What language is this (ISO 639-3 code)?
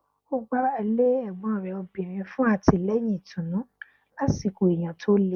yor